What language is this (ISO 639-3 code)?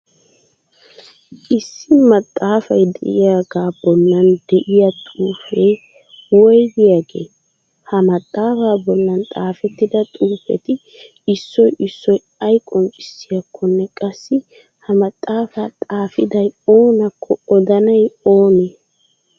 wal